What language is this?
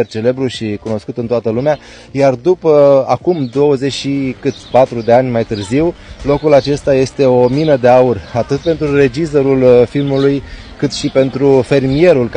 Romanian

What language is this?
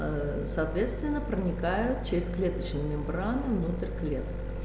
Russian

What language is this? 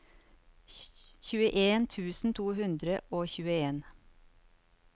Norwegian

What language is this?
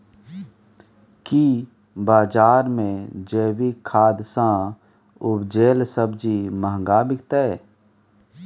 Maithili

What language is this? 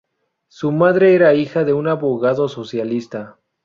Spanish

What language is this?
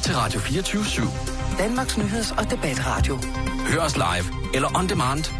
Danish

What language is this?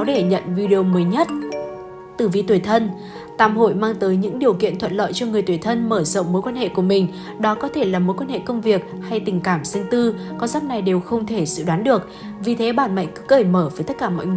Vietnamese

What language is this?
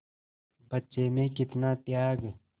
Hindi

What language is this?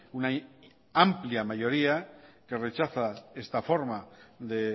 Spanish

